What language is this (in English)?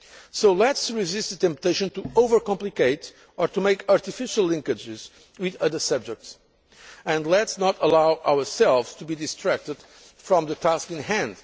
English